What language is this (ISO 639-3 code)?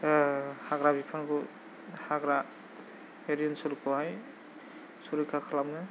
brx